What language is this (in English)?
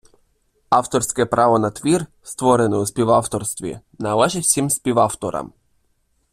Ukrainian